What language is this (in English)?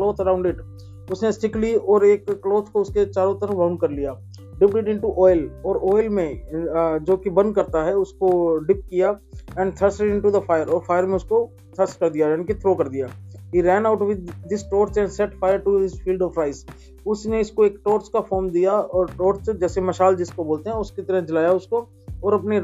Hindi